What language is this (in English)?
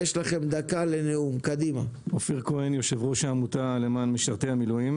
Hebrew